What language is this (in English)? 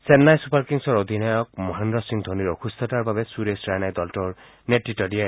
Assamese